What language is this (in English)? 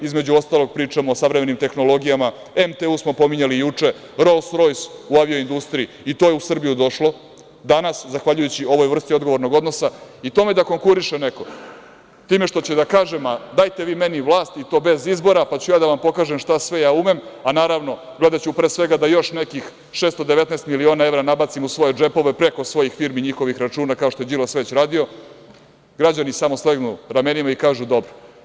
Serbian